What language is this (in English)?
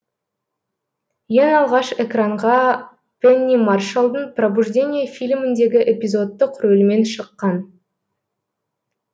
Kazakh